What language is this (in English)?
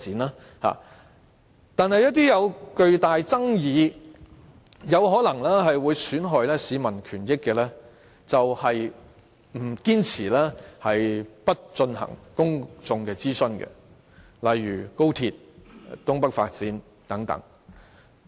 Cantonese